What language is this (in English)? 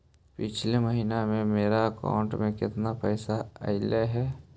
Magahi